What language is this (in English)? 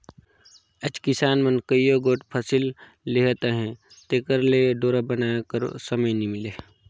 Chhattisgarhi